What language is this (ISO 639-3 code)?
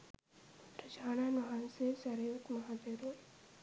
sin